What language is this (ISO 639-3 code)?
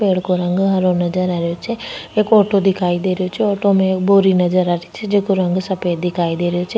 raj